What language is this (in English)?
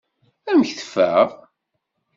Kabyle